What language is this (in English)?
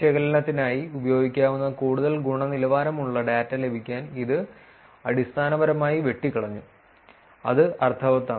Malayalam